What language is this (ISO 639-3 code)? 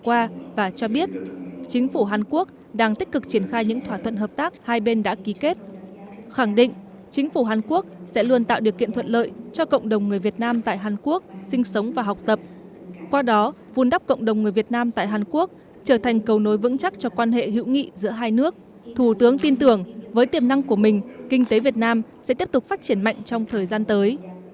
vie